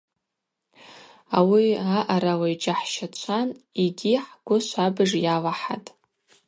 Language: Abaza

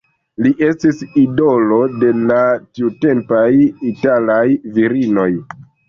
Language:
Esperanto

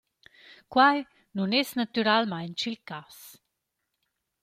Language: Romansh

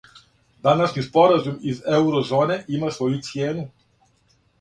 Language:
Serbian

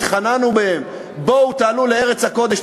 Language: Hebrew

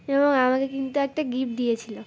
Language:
Bangla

